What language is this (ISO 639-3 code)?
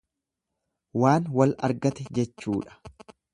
orm